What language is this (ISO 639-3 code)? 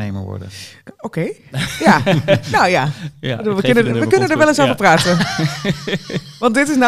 nld